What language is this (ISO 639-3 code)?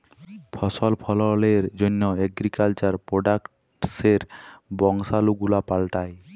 ben